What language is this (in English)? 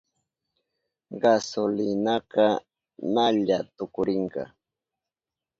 Southern Pastaza Quechua